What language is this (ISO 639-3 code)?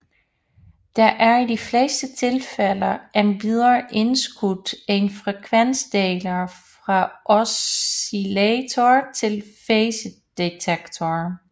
dan